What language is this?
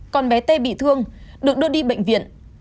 Vietnamese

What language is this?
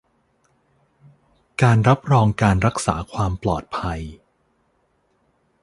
Thai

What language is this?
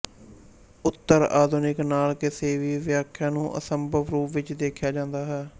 Punjabi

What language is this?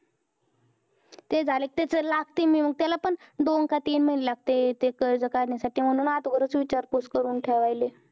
Marathi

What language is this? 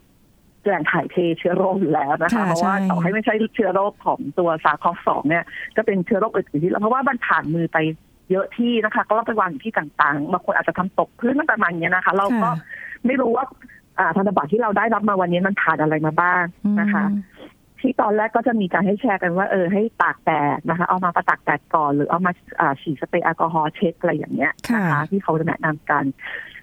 Thai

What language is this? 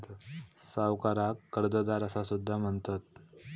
Marathi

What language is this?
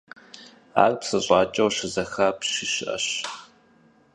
Kabardian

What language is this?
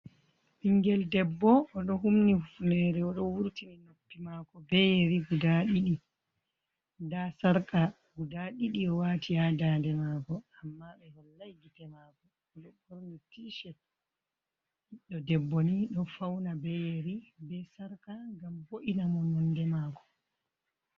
Fula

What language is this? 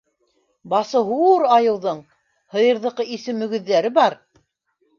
Bashkir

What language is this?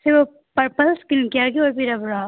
Manipuri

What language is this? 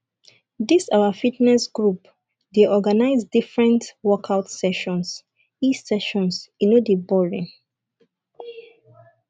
Nigerian Pidgin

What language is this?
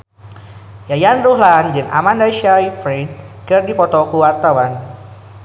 Sundanese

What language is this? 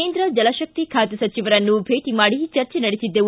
Kannada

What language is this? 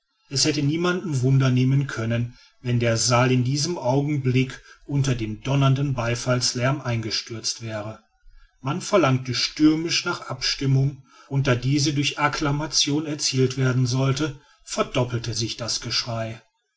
German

